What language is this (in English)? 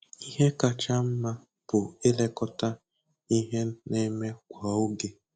Igbo